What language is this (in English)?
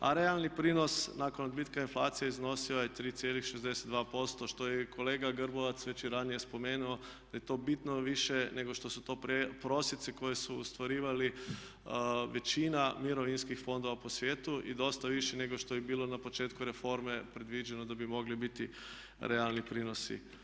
Croatian